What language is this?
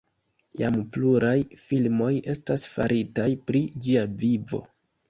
Esperanto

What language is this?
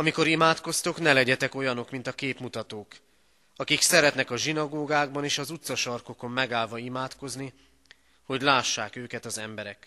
Hungarian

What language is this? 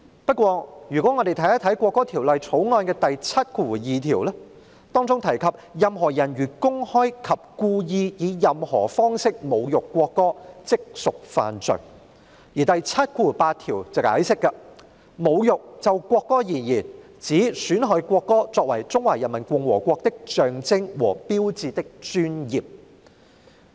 Cantonese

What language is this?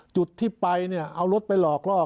Thai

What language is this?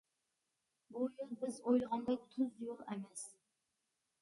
Uyghur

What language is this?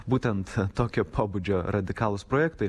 Lithuanian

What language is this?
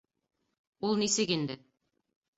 Bashkir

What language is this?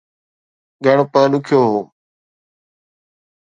Sindhi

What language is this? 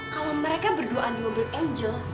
Indonesian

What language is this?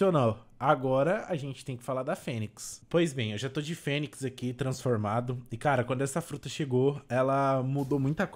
Portuguese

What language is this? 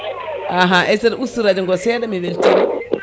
Fula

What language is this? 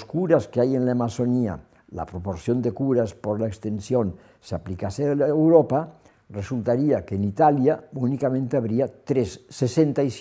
Spanish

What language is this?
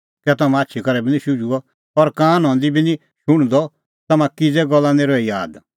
Kullu Pahari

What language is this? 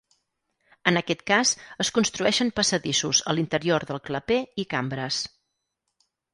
Catalan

